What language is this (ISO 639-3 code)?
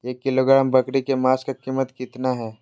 mag